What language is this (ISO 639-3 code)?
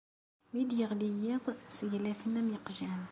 kab